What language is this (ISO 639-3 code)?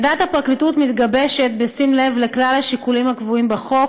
heb